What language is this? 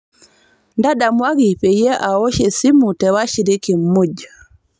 Masai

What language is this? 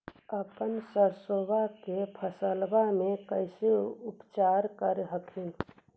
Magahi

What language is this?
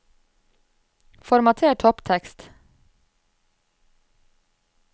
Norwegian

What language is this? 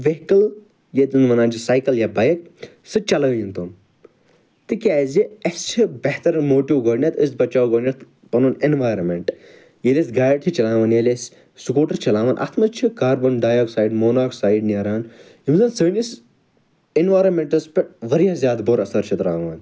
Kashmiri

